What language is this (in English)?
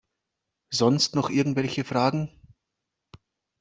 German